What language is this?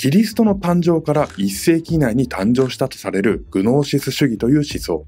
Japanese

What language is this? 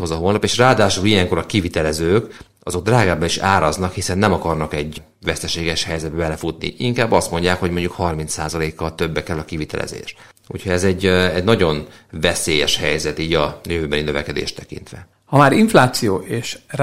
Hungarian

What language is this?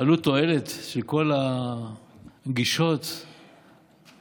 Hebrew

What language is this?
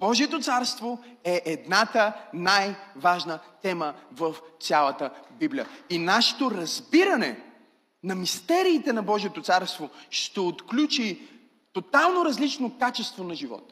Bulgarian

